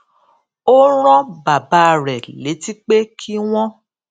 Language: Yoruba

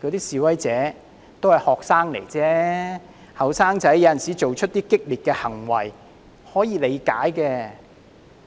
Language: Cantonese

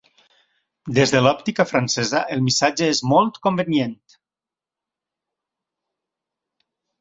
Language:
Catalan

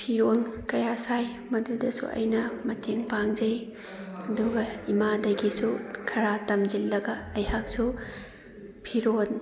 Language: Manipuri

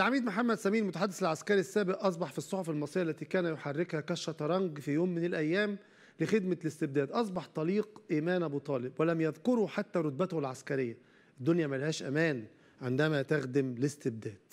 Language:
Arabic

